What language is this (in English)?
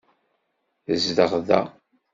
Kabyle